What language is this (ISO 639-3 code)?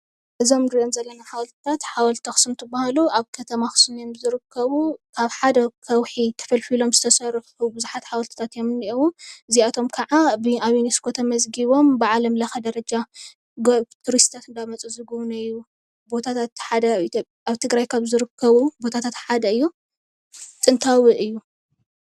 tir